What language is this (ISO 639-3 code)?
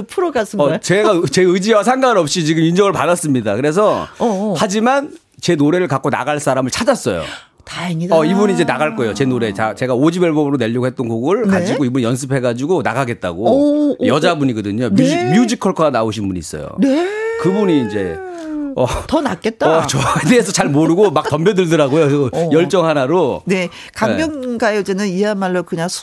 kor